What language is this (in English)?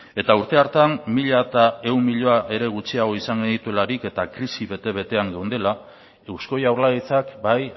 Basque